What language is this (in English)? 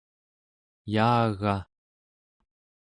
Central Yupik